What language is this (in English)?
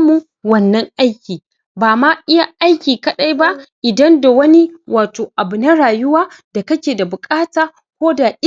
Hausa